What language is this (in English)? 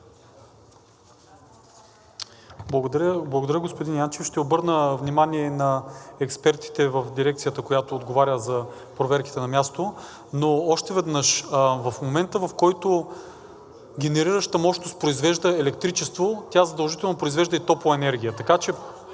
Bulgarian